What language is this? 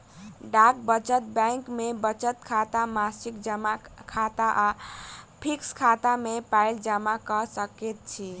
Maithili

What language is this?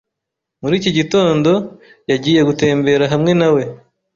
Kinyarwanda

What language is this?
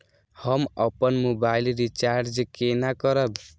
Maithili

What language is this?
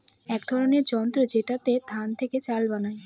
Bangla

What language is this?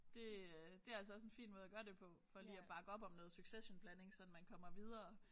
Danish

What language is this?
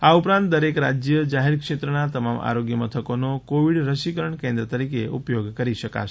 Gujarati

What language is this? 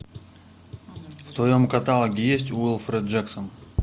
Russian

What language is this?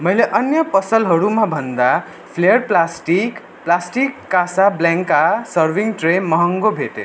Nepali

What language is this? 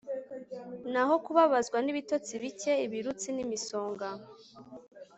Kinyarwanda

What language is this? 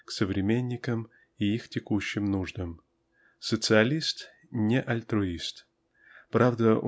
Russian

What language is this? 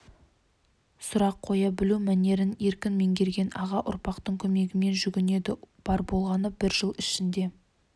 Kazakh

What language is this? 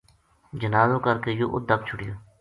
Gujari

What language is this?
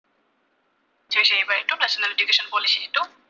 Assamese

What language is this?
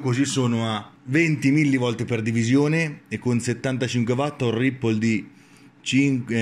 Italian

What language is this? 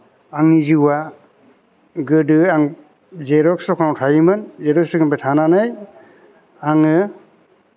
Bodo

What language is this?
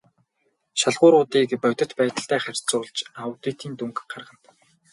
Mongolian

